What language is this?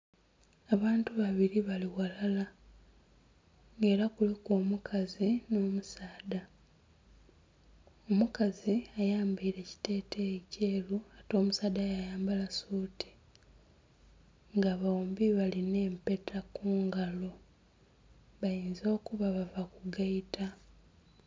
Soga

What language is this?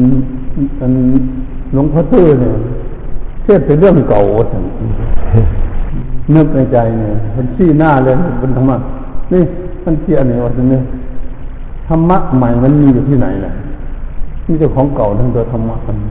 Thai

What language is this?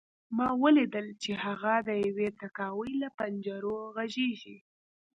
Pashto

